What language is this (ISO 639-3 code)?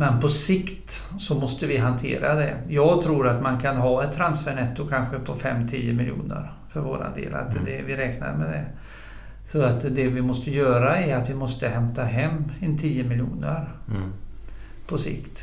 swe